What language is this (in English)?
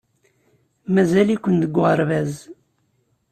Kabyle